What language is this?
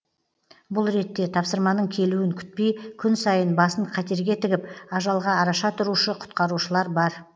Kazakh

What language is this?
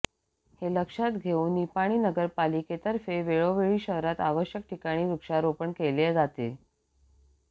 Marathi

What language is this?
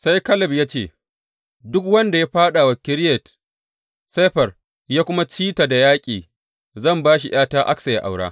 Hausa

